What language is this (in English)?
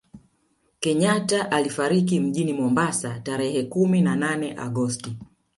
Swahili